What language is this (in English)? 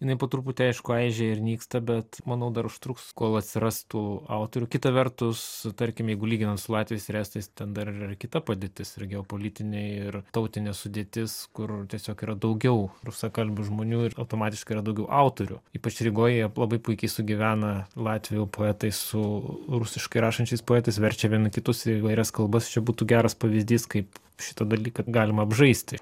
Lithuanian